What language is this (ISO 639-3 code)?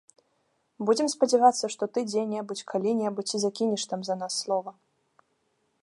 bel